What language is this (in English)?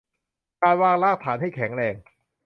Thai